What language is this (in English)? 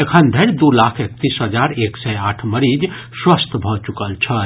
Maithili